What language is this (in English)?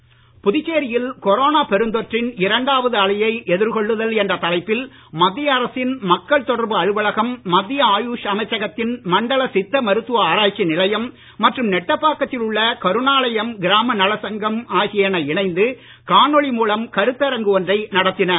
Tamil